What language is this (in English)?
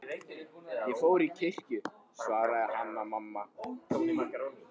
Icelandic